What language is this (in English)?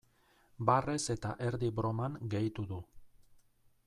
Basque